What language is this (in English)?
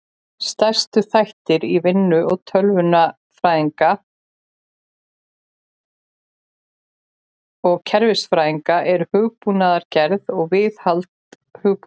Icelandic